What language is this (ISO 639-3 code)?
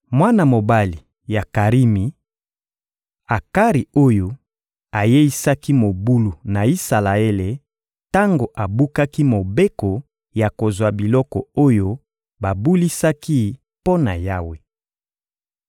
lin